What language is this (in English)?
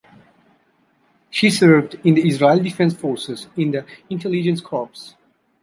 English